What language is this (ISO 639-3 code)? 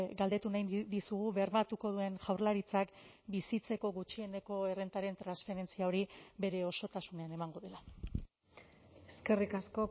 eus